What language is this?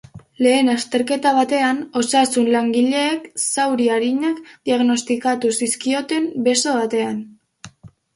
Basque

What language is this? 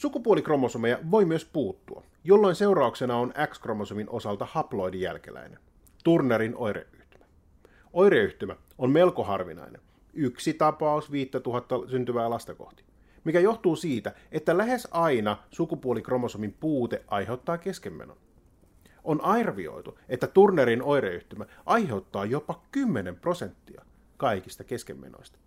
Finnish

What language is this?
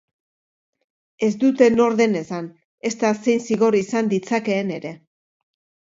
Basque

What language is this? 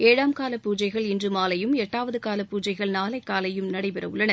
Tamil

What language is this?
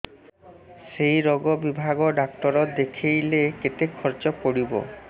Odia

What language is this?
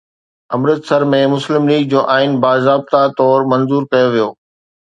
Sindhi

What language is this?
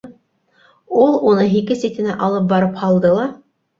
Bashkir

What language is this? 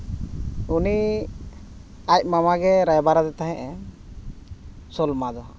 Santali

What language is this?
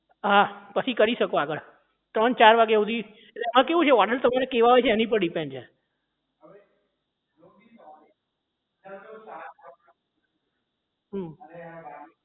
Gujarati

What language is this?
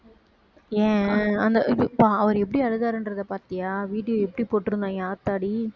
Tamil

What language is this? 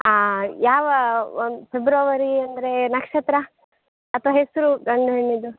Kannada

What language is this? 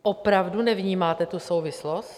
Czech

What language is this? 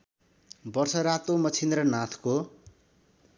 Nepali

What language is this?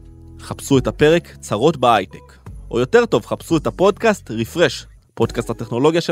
Hebrew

